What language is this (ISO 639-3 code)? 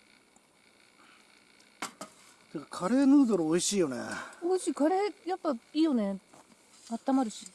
jpn